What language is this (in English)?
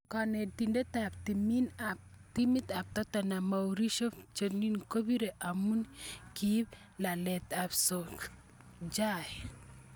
Kalenjin